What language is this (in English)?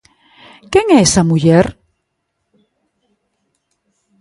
Galician